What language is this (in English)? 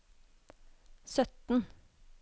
Norwegian